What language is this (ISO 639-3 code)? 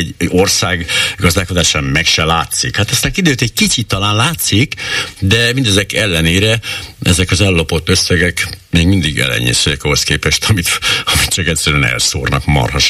hun